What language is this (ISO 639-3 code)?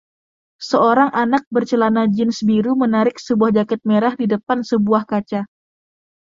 ind